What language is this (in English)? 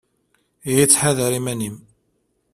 Kabyle